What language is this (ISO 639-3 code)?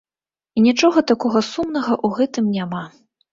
bel